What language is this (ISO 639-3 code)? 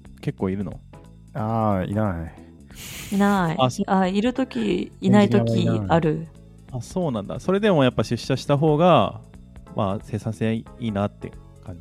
jpn